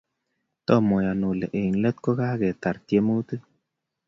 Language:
Kalenjin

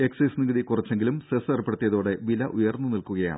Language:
Malayalam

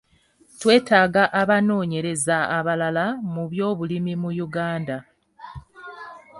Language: Ganda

